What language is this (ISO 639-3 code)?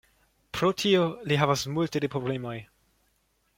epo